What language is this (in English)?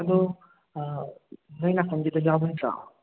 Manipuri